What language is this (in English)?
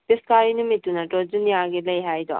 Manipuri